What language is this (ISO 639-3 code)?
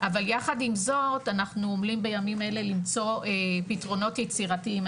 heb